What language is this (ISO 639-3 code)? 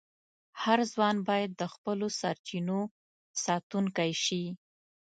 pus